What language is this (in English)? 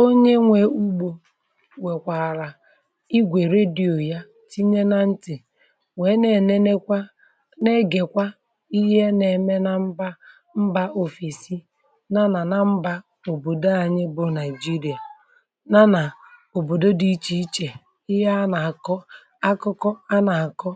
Igbo